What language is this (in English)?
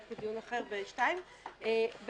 Hebrew